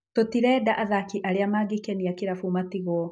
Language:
Kikuyu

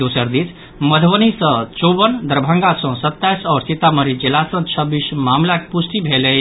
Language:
Maithili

